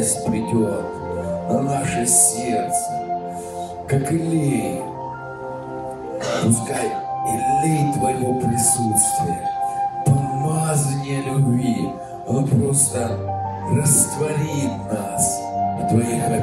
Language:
Russian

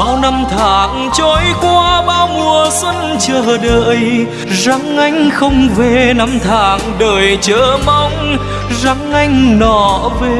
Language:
Vietnamese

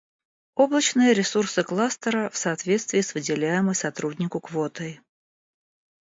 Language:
Russian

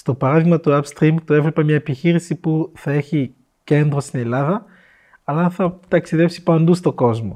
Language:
Greek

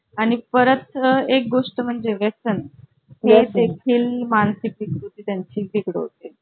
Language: Marathi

